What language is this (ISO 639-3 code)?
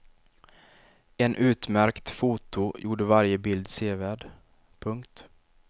swe